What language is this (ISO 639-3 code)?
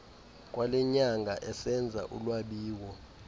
xho